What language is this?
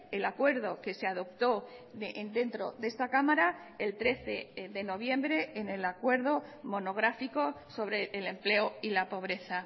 Spanish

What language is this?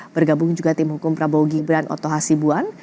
Indonesian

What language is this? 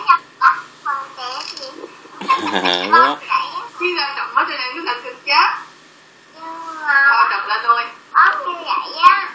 Vietnamese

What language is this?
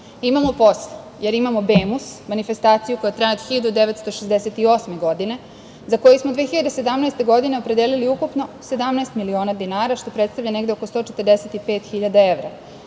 Serbian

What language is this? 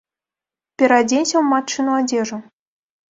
Belarusian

